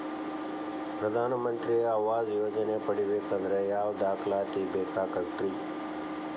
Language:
Kannada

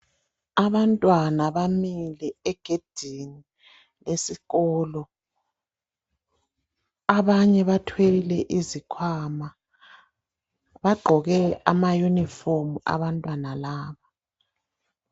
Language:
North Ndebele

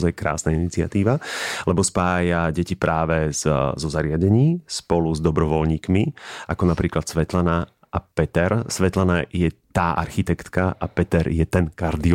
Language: Slovak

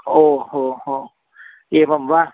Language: Sanskrit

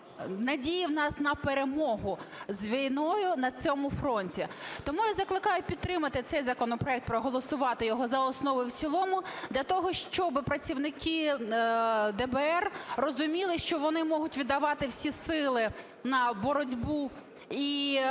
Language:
Ukrainian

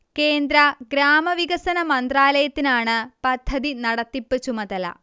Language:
Malayalam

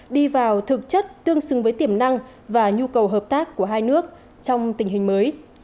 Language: Vietnamese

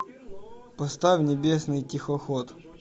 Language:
Russian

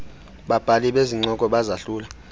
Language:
Xhosa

